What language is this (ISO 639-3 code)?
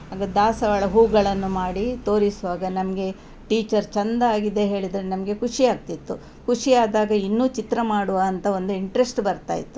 kan